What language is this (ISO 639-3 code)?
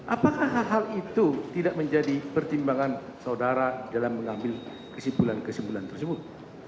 ind